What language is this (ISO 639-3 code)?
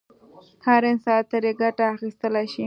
pus